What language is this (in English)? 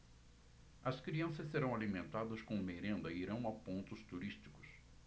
Portuguese